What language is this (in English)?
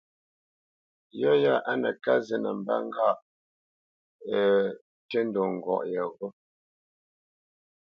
Bamenyam